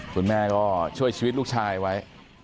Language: Thai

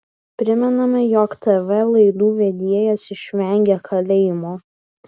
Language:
Lithuanian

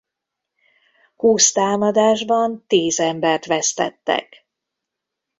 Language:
Hungarian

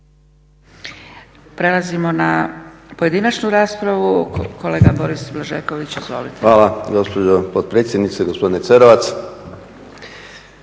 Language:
Croatian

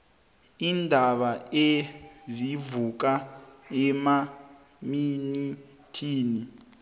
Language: South Ndebele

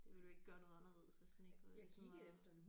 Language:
Danish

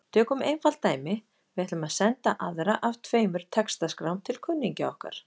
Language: Icelandic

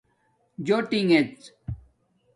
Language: Domaaki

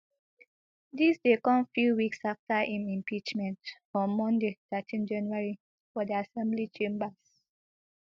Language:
Nigerian Pidgin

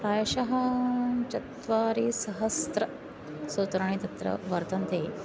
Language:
Sanskrit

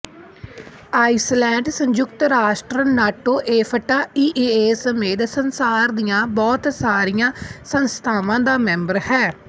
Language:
Punjabi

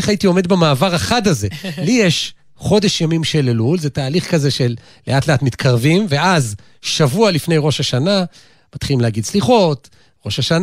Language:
Hebrew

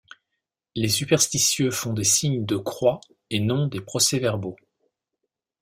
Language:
French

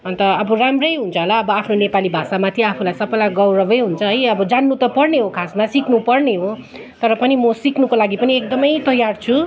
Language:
Nepali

